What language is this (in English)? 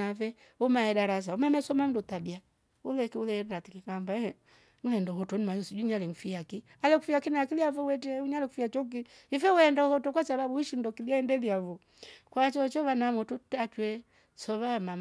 Rombo